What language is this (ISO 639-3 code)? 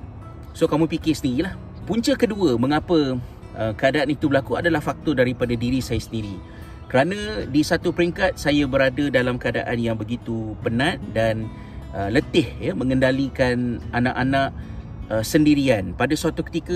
msa